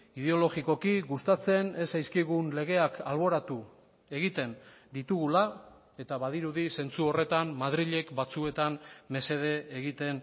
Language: Basque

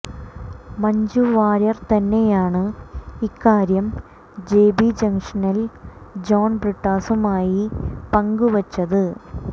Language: Malayalam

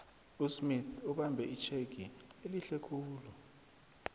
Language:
South Ndebele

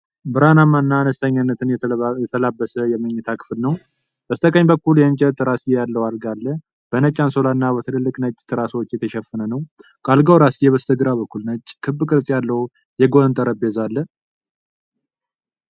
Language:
Amharic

